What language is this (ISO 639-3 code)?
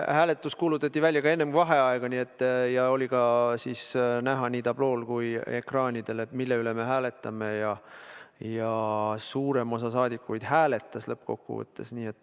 est